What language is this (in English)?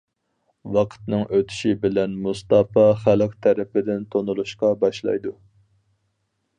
Uyghur